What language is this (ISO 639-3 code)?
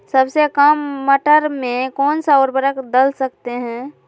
mag